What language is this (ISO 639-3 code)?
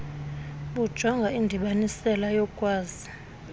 xho